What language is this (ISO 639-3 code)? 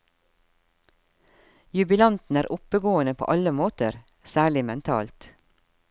nor